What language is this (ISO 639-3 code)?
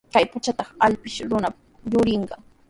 qws